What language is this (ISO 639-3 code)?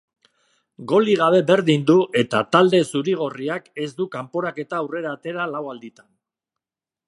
eus